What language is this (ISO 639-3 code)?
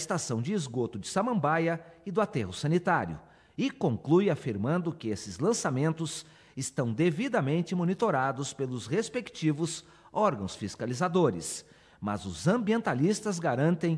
por